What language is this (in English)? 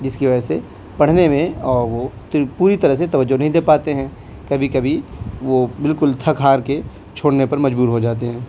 Urdu